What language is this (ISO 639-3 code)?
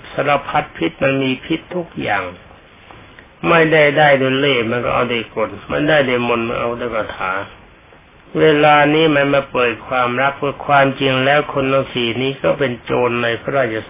tha